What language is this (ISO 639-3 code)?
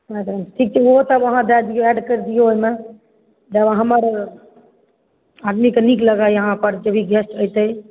mai